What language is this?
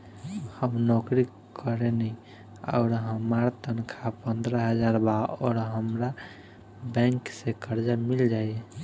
Bhojpuri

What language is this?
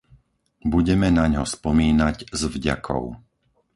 Slovak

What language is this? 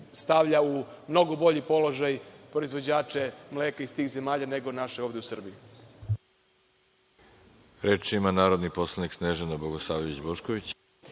Serbian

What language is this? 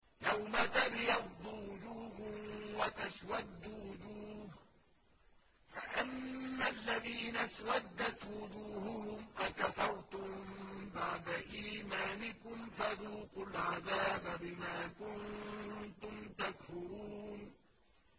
Arabic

